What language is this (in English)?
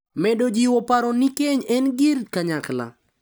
Luo (Kenya and Tanzania)